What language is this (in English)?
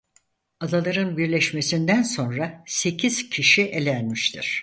Turkish